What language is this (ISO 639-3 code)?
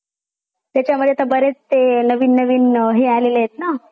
mar